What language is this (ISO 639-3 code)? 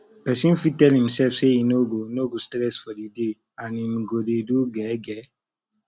pcm